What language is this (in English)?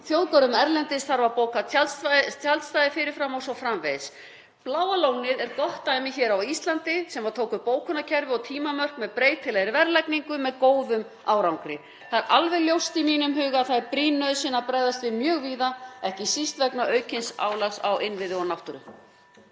Icelandic